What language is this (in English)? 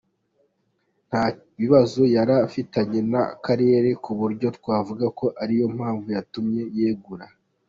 Kinyarwanda